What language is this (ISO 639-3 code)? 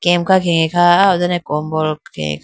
clk